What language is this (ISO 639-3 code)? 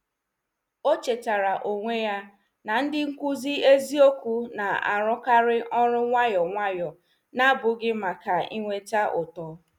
ibo